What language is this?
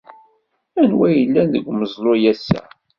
Kabyle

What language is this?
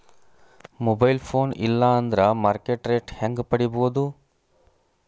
Kannada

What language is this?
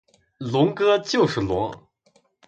Chinese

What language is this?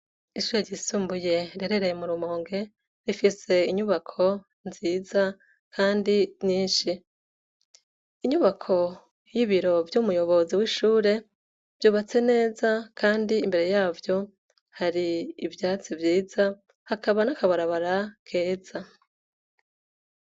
Rundi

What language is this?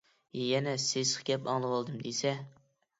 Uyghur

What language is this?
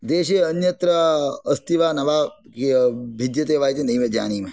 Sanskrit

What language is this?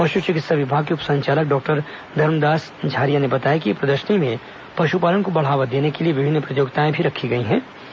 Hindi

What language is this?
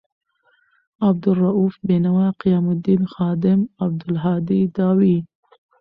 Pashto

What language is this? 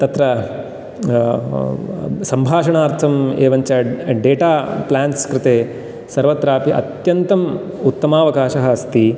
Sanskrit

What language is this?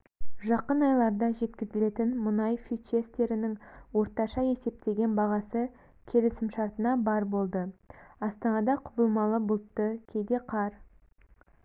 Kazakh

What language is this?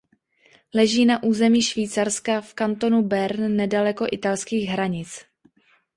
Czech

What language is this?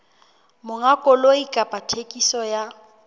Southern Sotho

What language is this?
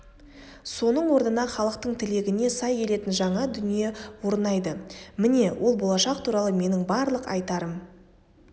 Kazakh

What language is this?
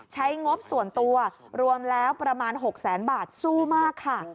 Thai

